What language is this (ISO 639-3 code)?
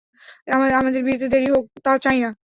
ben